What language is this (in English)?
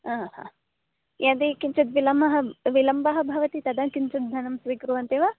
Sanskrit